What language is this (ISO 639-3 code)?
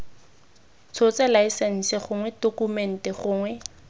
tsn